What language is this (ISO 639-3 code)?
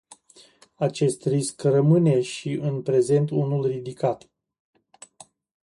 ron